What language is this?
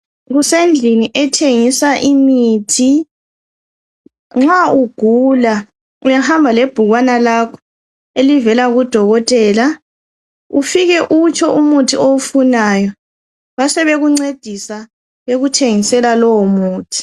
North Ndebele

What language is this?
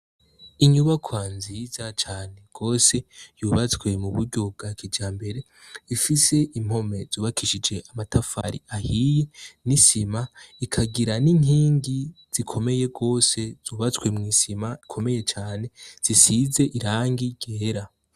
Rundi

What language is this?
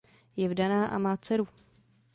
Czech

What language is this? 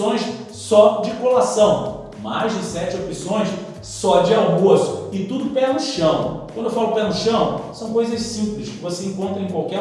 Portuguese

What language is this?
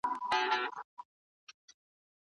Pashto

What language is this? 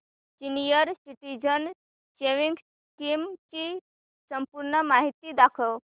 Marathi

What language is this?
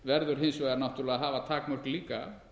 Icelandic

